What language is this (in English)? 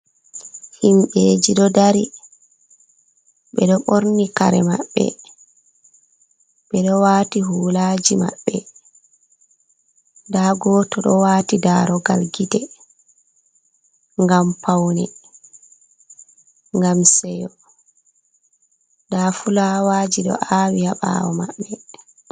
Fula